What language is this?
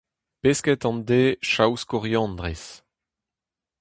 Breton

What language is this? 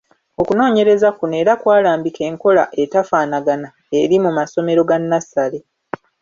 Ganda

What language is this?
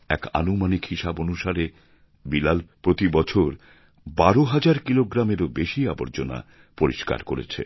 Bangla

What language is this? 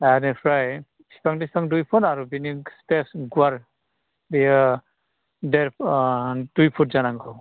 Bodo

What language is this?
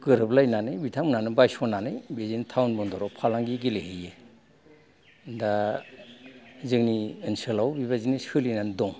Bodo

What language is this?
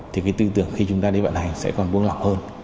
Vietnamese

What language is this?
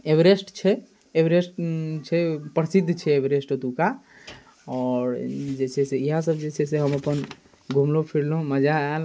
Maithili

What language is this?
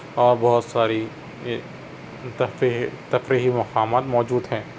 Urdu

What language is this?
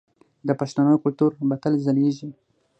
Pashto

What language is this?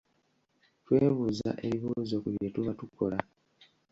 Ganda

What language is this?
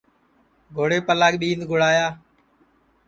Sansi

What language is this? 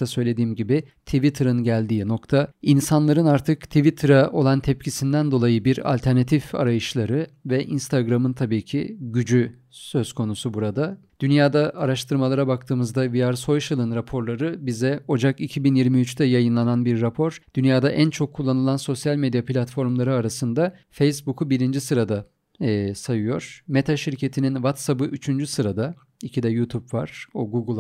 Turkish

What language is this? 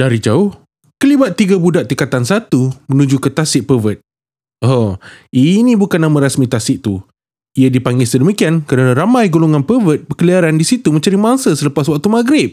Malay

